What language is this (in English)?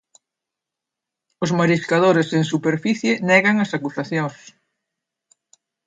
Galician